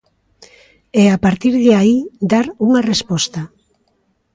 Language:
Galician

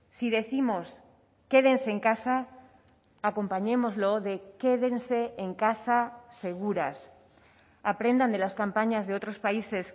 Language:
Spanish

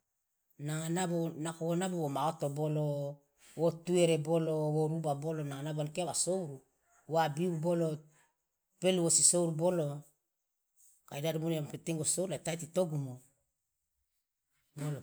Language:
Loloda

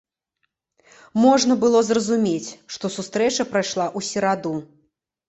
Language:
Belarusian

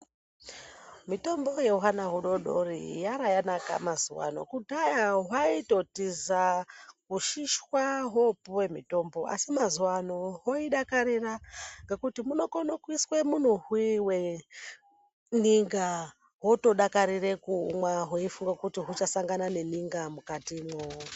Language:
Ndau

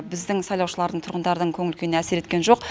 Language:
Kazakh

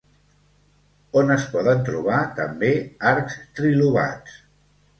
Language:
Catalan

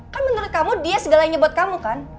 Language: Indonesian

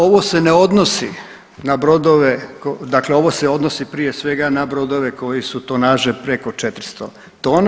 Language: Croatian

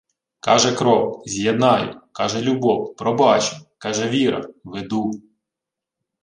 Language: Ukrainian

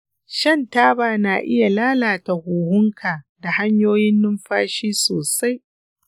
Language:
Hausa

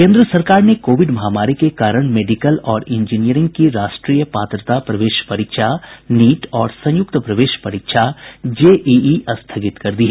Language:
Hindi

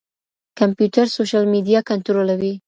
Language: Pashto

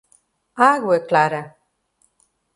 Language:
Portuguese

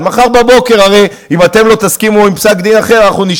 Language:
Hebrew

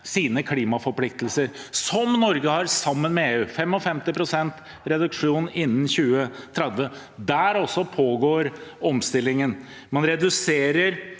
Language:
Norwegian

